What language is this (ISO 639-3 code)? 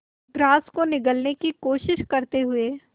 hin